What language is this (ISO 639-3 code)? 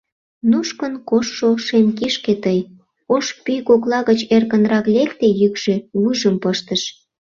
chm